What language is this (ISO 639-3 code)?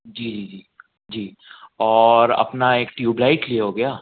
hin